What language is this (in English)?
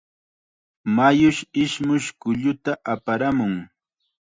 Chiquián Ancash Quechua